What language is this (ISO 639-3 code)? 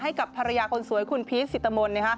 tha